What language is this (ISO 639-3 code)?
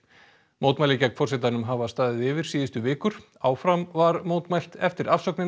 isl